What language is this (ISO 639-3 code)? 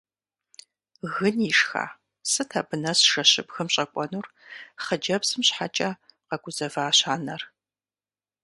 kbd